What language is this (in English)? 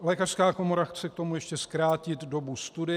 Czech